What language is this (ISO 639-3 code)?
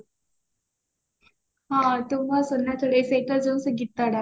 ori